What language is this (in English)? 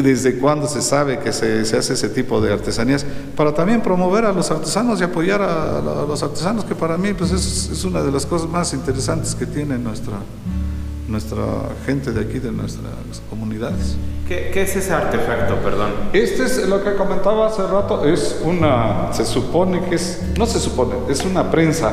Spanish